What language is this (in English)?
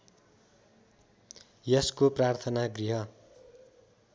Nepali